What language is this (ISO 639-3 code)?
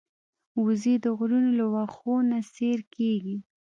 pus